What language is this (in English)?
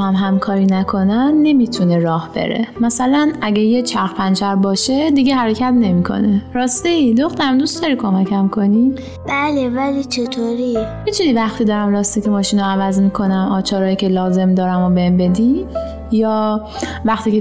Persian